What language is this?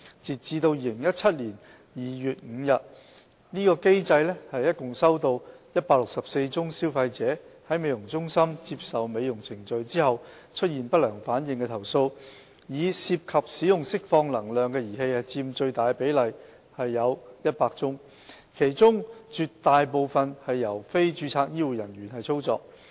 Cantonese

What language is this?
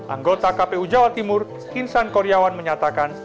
Indonesian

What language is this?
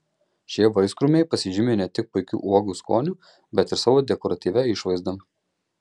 Lithuanian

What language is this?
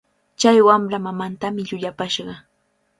Cajatambo North Lima Quechua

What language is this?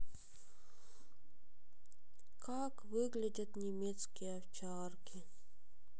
Russian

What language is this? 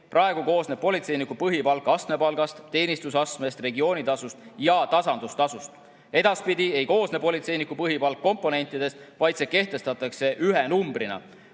Estonian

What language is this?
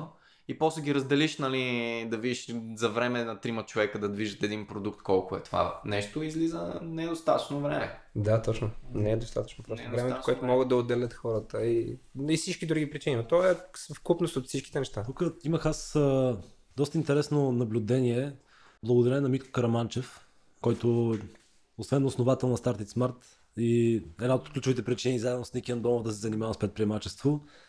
Bulgarian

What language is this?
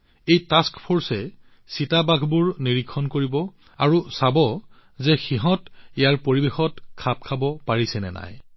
Assamese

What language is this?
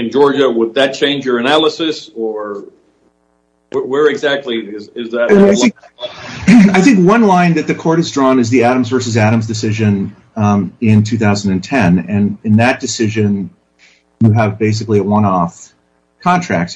English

